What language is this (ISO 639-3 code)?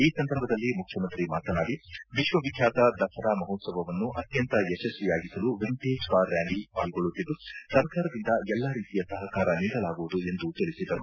kan